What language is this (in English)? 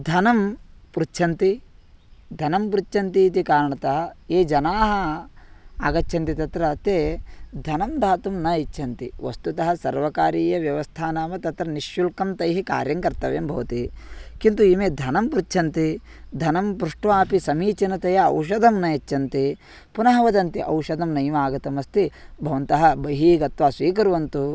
Sanskrit